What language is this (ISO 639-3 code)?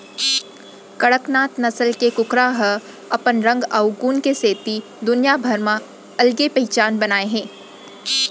hne